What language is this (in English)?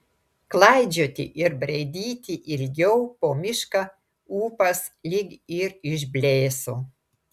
Lithuanian